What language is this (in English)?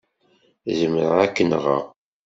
Kabyle